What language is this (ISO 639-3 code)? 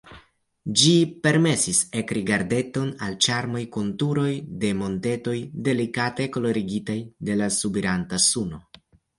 epo